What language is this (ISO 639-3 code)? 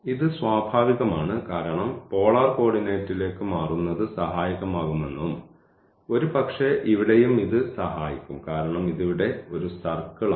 mal